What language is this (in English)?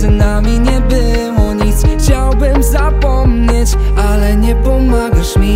Polish